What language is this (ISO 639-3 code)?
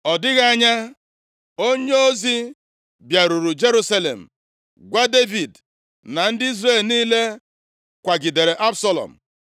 ibo